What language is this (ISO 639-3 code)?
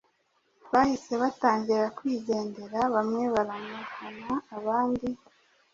kin